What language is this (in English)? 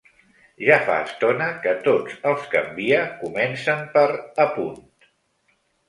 Catalan